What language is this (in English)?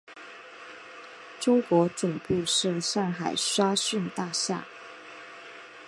Chinese